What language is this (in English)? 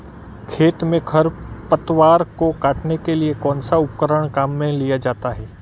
Hindi